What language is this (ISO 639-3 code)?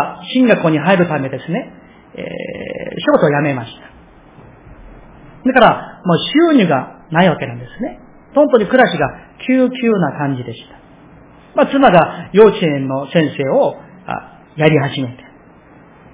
jpn